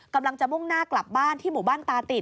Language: Thai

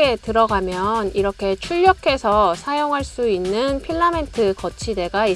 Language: Korean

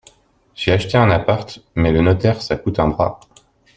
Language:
French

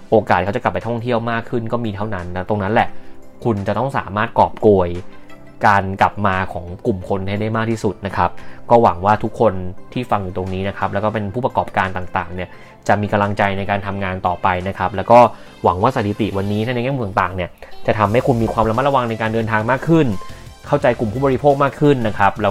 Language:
Thai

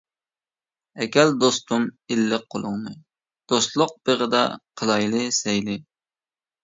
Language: Uyghur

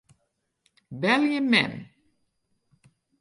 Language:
Western Frisian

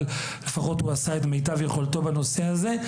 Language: Hebrew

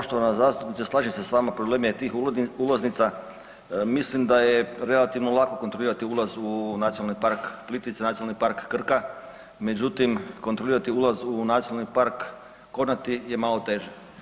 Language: Croatian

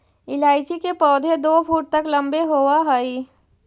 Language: Magahi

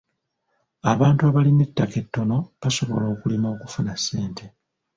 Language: Ganda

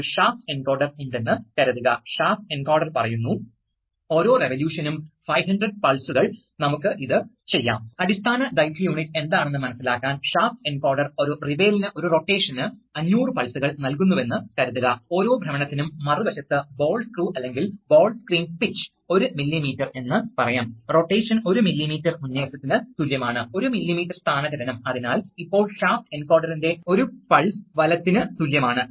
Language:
Malayalam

